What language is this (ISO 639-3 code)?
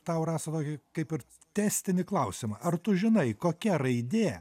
lit